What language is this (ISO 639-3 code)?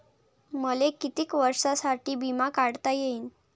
mar